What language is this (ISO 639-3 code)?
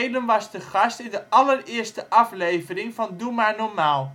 nld